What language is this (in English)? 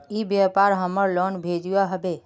Magahi